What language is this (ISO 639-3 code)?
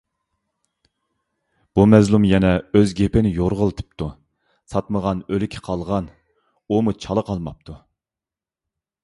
uig